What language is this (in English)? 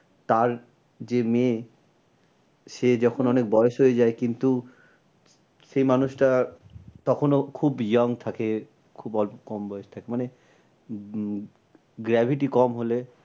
Bangla